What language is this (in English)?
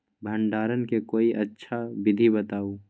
Magahi